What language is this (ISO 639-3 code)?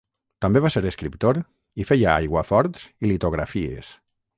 cat